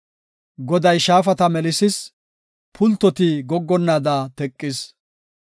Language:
Gofa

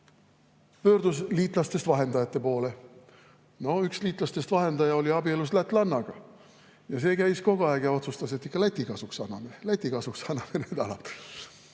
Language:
Estonian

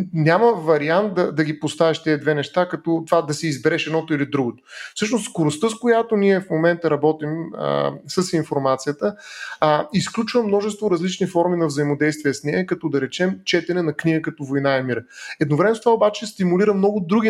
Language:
Bulgarian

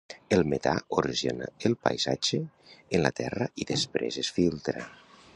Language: Catalan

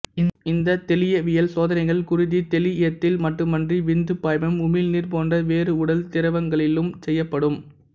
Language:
Tamil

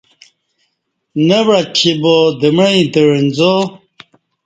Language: Kati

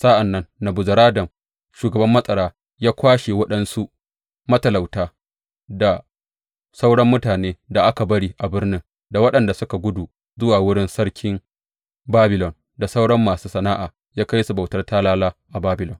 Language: Hausa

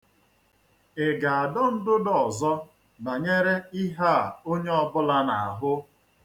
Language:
Igbo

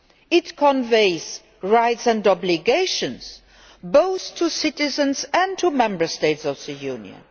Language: English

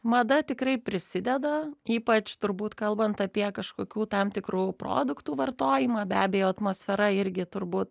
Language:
Lithuanian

